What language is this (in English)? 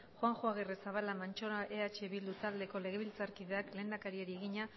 Basque